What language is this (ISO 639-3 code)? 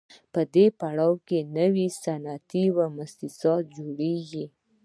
pus